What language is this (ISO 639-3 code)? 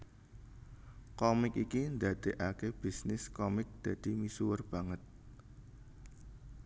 jav